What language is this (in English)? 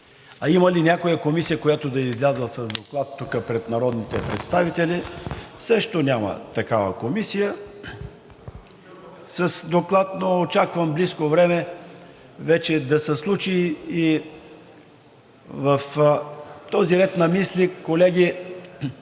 Bulgarian